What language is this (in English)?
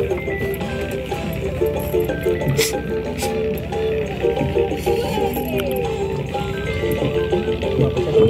Indonesian